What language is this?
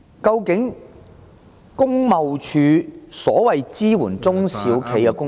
Cantonese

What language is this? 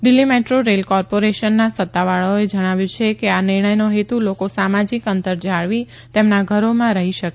Gujarati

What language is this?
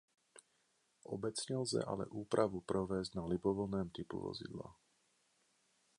Czech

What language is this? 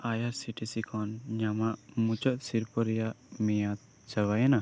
Santali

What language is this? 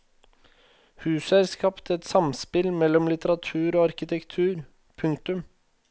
Norwegian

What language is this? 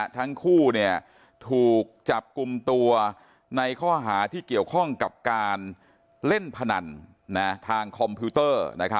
Thai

